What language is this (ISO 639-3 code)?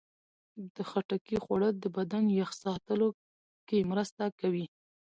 pus